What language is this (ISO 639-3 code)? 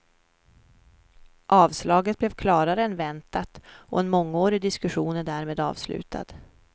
swe